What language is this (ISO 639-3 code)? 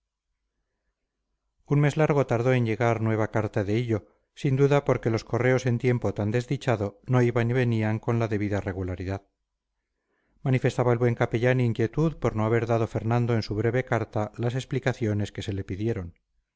spa